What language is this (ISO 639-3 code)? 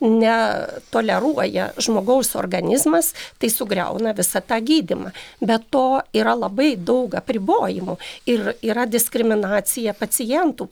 lit